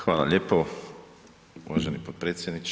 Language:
Croatian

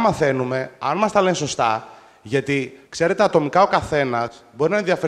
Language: Greek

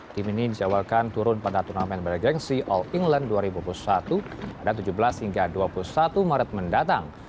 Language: Indonesian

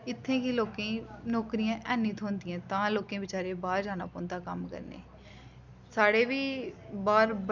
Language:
Dogri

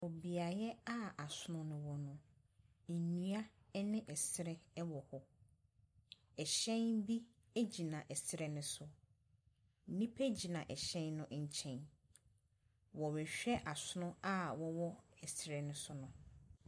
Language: Akan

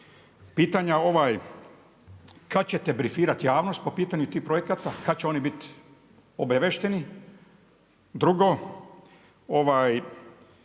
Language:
Croatian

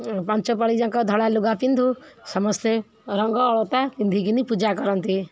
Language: Odia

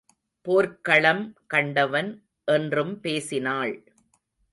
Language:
Tamil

